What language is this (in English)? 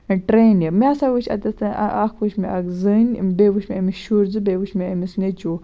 Kashmiri